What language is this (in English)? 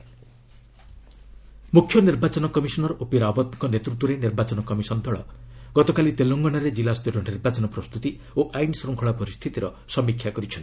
Odia